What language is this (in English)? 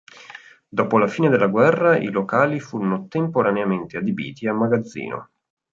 Italian